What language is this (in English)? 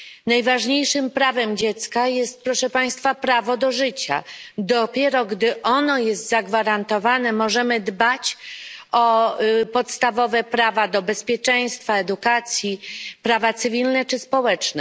Polish